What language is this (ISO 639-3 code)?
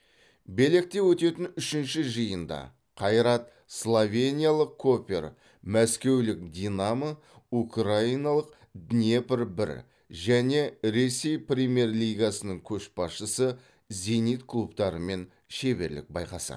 kaz